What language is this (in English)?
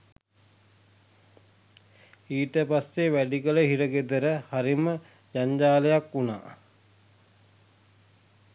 Sinhala